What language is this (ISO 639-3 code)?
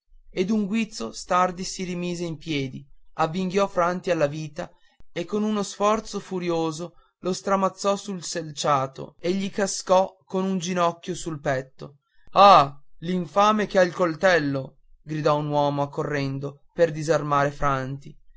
ita